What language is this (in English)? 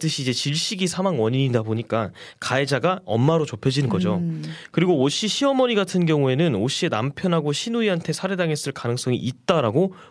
Korean